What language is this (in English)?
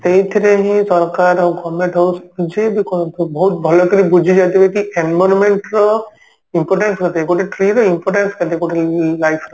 Odia